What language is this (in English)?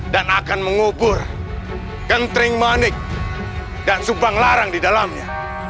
Indonesian